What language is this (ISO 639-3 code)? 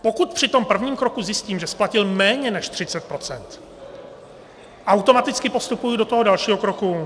ces